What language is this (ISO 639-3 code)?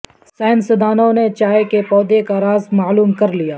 urd